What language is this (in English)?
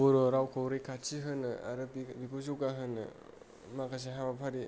Bodo